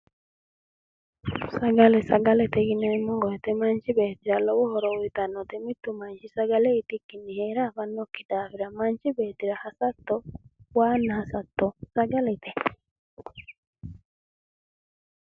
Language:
Sidamo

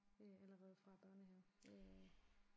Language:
Danish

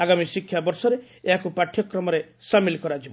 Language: Odia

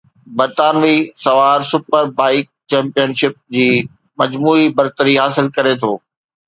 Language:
Sindhi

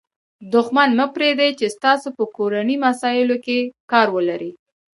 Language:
Pashto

